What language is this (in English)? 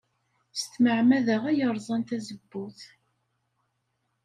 Kabyle